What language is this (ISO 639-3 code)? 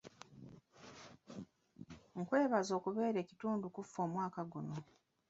lug